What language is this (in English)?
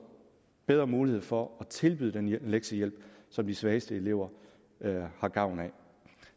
Danish